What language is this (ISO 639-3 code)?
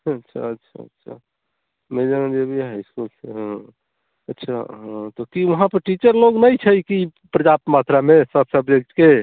mai